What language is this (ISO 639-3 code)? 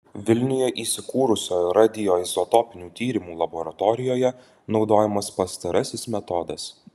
lit